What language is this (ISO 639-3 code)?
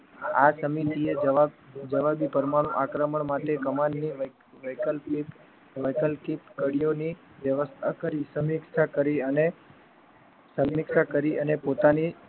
guj